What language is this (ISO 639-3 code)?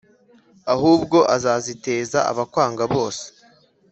kin